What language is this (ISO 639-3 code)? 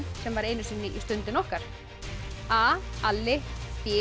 isl